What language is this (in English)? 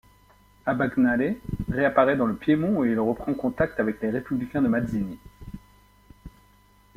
French